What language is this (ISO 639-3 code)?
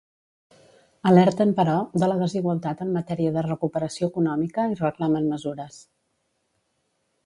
cat